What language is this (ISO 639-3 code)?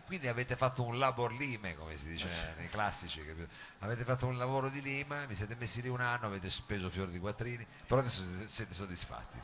ita